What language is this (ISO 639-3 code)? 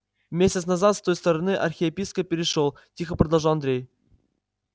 rus